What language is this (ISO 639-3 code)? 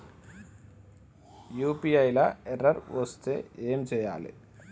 tel